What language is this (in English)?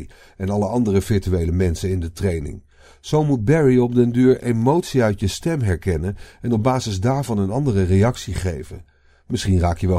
Dutch